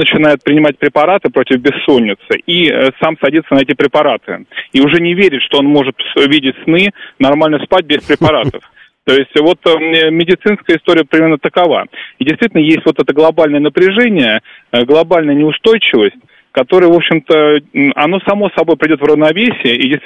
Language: Russian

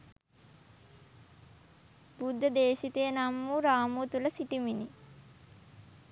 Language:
Sinhala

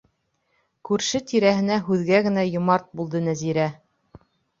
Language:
Bashkir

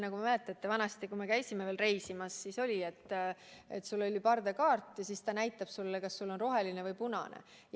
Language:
Estonian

